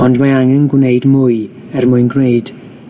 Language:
Welsh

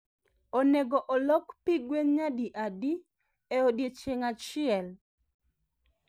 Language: Luo (Kenya and Tanzania)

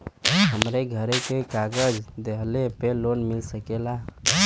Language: Bhojpuri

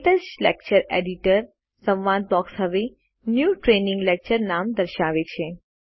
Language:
Gujarati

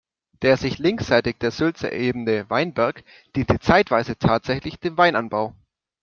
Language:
German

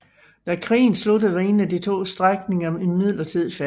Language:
Danish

